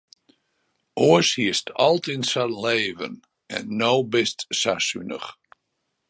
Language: Western Frisian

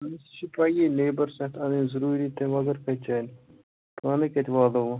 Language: Kashmiri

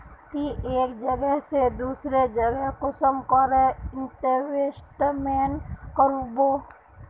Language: Magahi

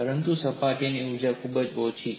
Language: Gujarati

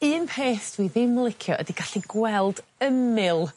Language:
Welsh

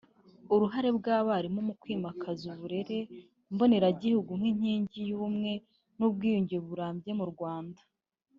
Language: Kinyarwanda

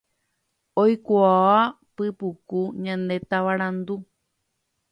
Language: Guarani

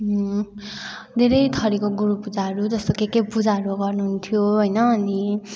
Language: Nepali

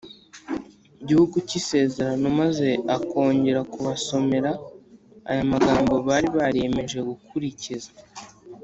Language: Kinyarwanda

